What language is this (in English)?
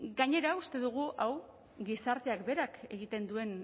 Basque